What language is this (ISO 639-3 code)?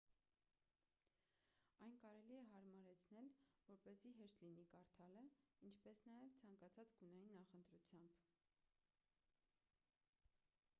hye